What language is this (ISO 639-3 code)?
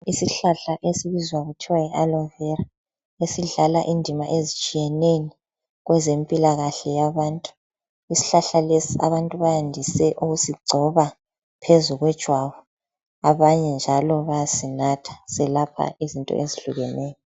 nde